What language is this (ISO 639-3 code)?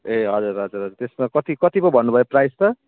nep